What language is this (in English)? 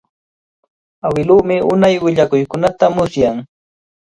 Cajatambo North Lima Quechua